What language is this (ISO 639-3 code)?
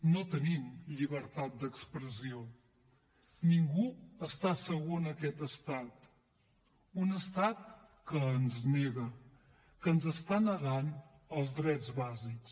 cat